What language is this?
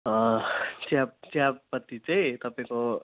Nepali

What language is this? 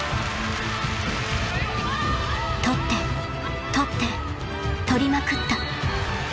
Japanese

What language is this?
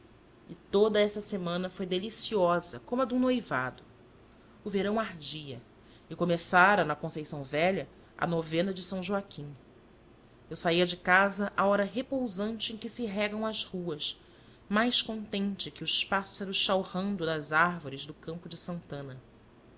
Portuguese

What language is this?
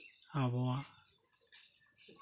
Santali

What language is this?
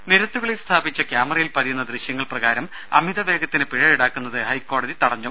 Malayalam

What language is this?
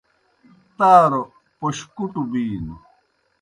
Kohistani Shina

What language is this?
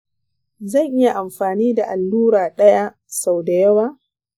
Hausa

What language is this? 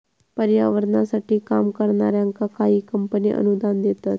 Marathi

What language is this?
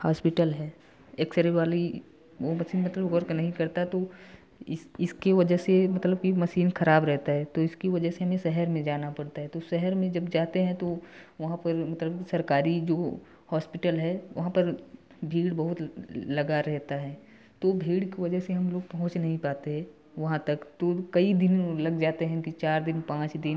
Hindi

